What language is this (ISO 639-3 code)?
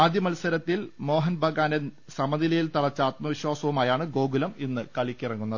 mal